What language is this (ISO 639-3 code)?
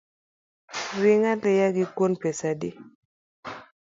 luo